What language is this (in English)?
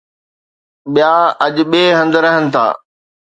Sindhi